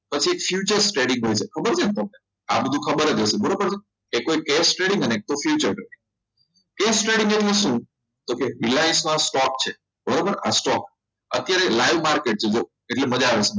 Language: Gujarati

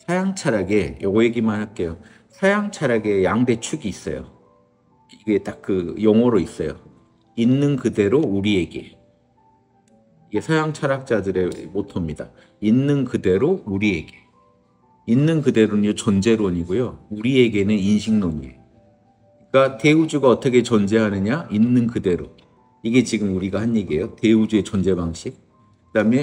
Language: Korean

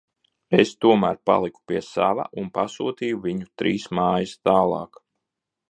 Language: Latvian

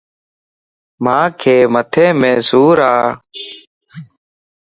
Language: Lasi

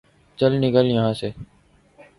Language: Urdu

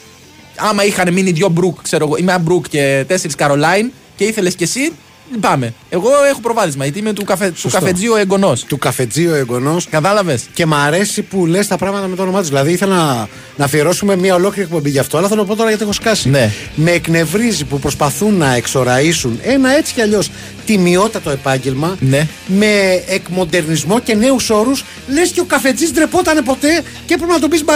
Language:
Greek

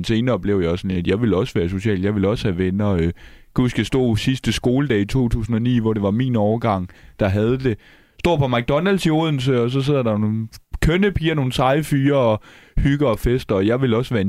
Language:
Danish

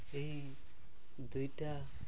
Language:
Odia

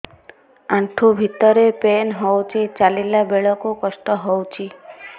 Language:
Odia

